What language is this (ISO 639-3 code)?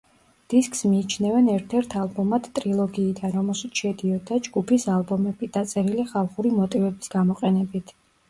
kat